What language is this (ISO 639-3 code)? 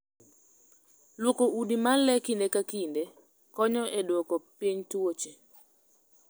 luo